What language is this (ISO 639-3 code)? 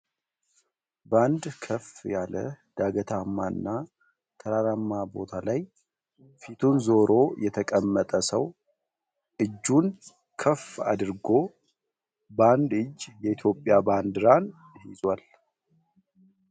amh